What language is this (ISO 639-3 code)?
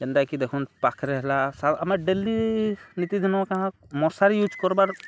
ori